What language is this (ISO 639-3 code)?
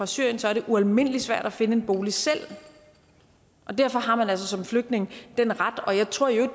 dan